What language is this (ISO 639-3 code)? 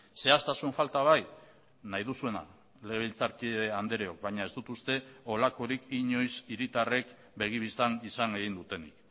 eus